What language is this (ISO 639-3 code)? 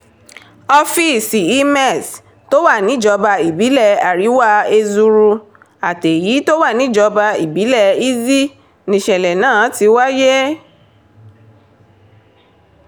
yor